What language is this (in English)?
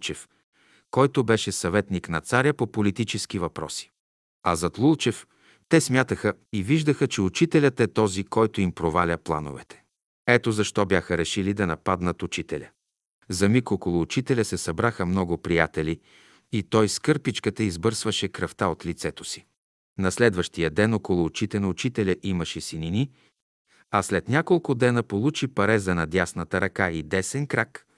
Bulgarian